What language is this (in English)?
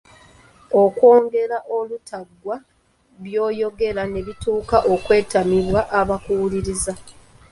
Ganda